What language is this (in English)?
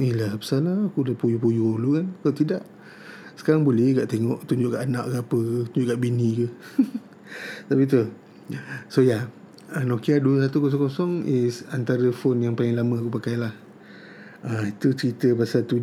Malay